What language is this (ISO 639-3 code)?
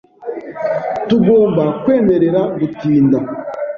kin